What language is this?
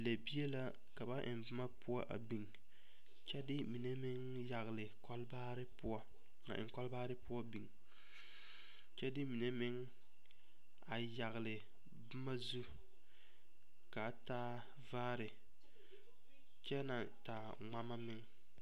Southern Dagaare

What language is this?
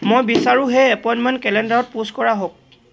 Assamese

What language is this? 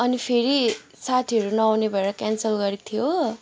Nepali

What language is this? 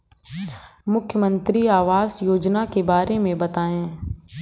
Hindi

